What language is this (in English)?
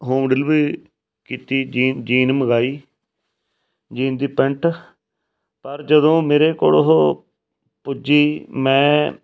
Punjabi